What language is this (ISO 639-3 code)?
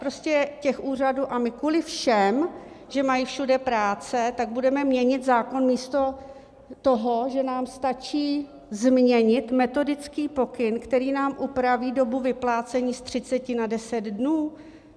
ces